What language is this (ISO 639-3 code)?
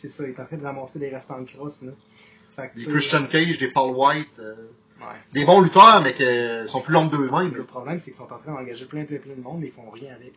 fra